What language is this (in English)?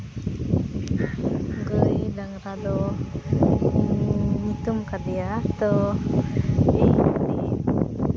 Santali